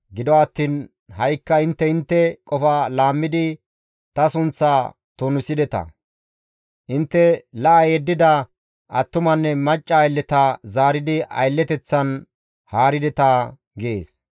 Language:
Gamo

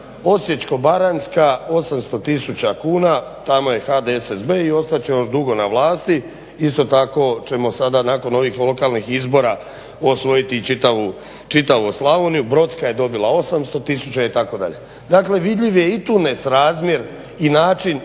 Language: Croatian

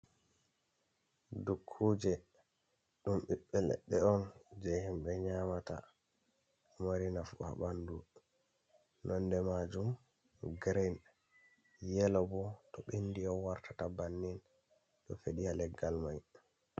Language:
Fula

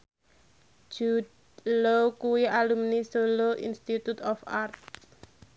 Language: Javanese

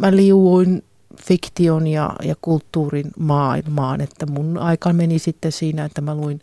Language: Finnish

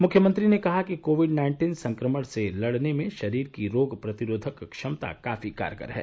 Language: Hindi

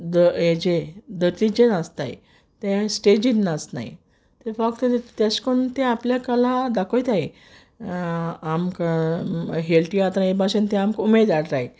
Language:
Konkani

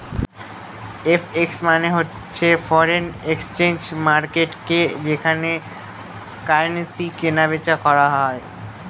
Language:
Bangla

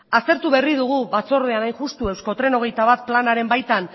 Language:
Basque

